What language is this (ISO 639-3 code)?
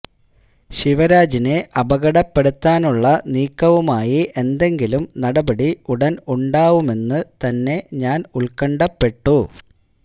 mal